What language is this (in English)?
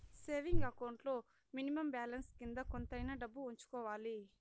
Telugu